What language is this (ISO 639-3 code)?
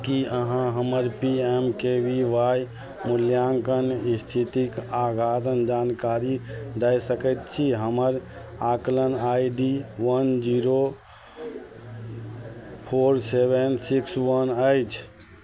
mai